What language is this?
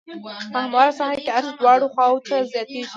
Pashto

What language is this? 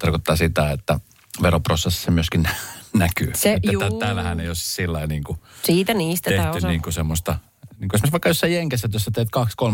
Finnish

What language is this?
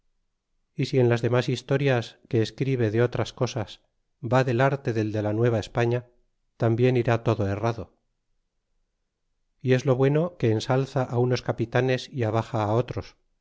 Spanish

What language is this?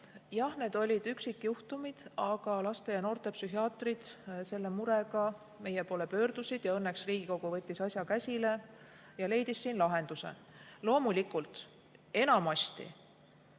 Estonian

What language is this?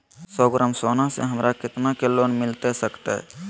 Magahi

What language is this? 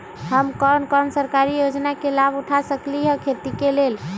Magahi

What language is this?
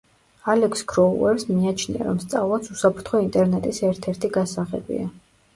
Georgian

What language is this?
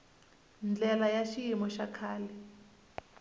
Tsonga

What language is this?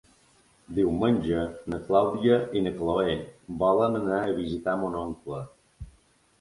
Catalan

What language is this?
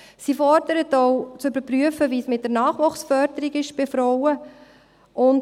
Swiss German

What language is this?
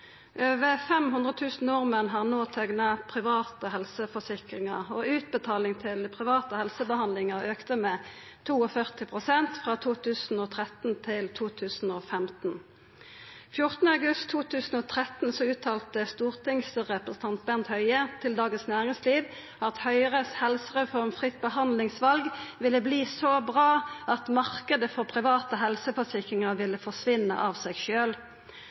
Norwegian Nynorsk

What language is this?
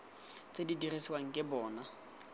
Tswana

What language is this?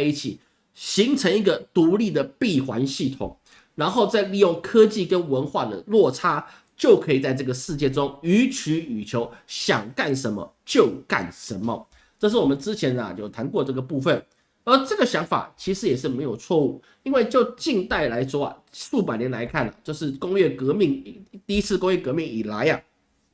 Chinese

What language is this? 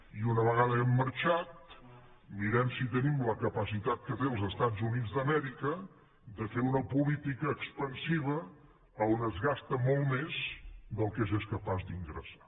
Catalan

